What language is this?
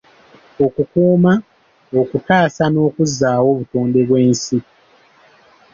Ganda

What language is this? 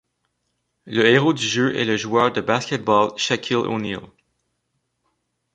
French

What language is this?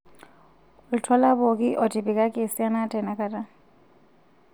Masai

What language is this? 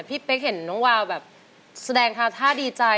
Thai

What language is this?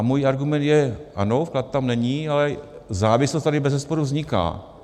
Czech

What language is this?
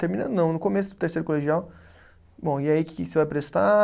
Portuguese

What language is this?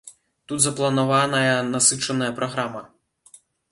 Belarusian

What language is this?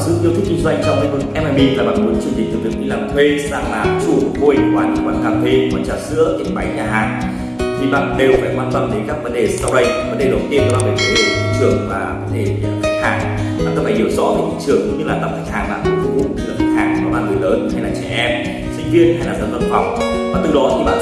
Vietnamese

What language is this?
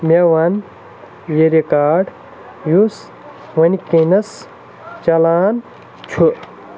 Kashmiri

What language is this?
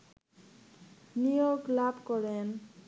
Bangla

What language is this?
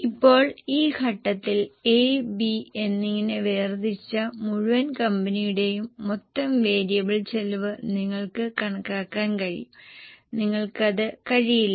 Malayalam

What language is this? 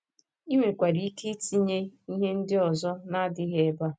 Igbo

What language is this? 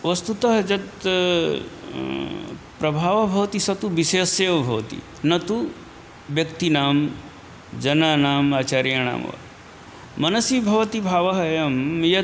Sanskrit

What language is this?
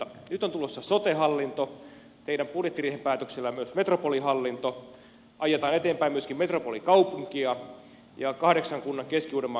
Finnish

